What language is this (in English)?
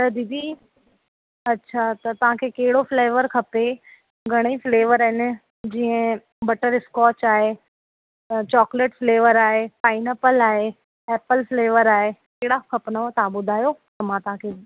Sindhi